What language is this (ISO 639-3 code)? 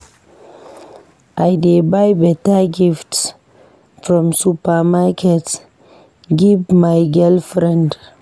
pcm